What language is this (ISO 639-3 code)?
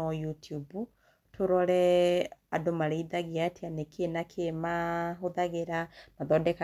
kik